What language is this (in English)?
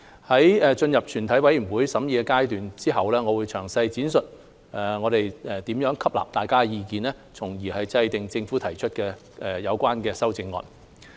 Cantonese